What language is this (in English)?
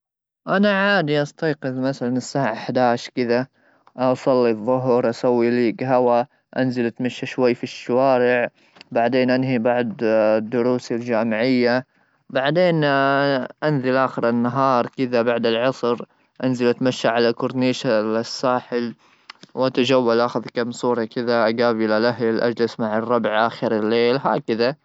Gulf Arabic